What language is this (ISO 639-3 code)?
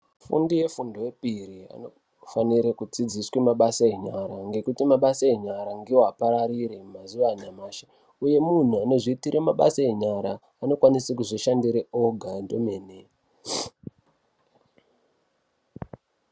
ndc